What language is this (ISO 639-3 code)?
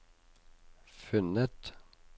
nor